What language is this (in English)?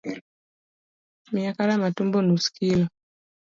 Luo (Kenya and Tanzania)